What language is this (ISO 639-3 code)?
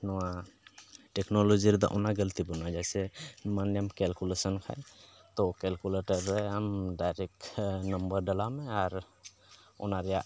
sat